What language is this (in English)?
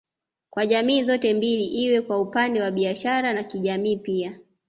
Swahili